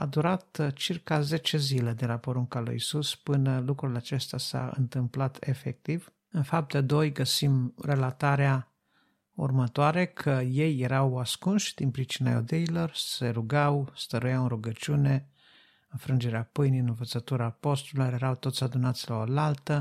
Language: Romanian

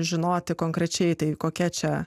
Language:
Lithuanian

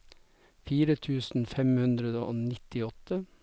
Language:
Norwegian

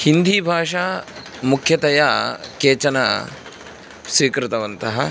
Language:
Sanskrit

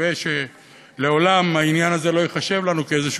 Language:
Hebrew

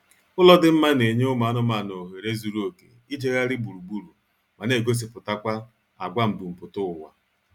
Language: Igbo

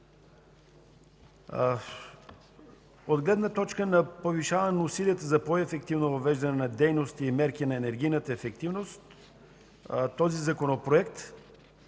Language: Bulgarian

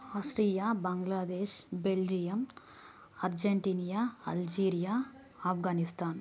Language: Telugu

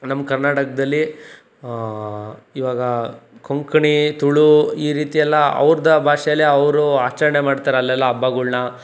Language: Kannada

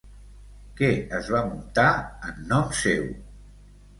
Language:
Catalan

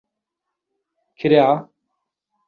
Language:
Central Kurdish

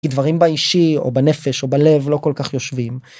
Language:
Hebrew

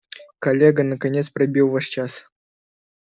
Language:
Russian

